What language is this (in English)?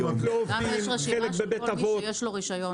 Hebrew